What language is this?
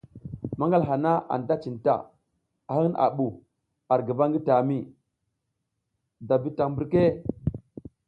South Giziga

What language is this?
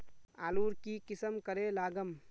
Magahi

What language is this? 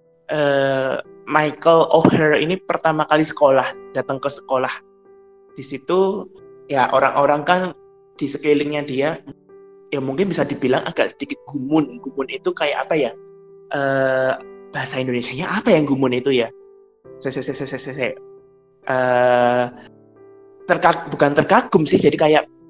Indonesian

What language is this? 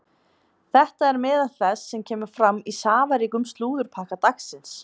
Icelandic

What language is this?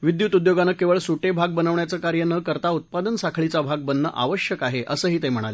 Marathi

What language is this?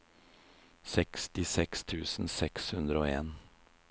Norwegian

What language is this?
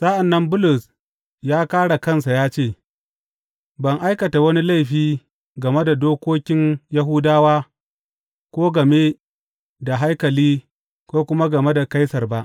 Hausa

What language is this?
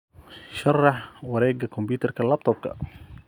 Somali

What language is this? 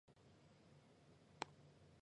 Chinese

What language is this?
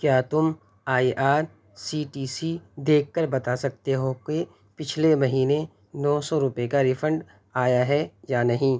Urdu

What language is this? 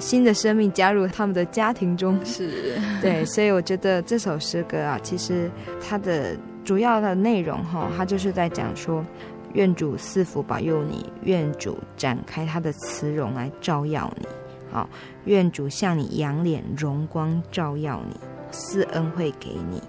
Chinese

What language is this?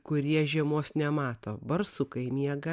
Lithuanian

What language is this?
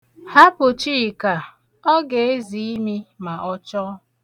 Igbo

